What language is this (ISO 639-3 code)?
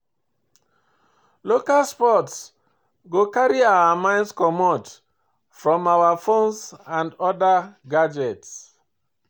pcm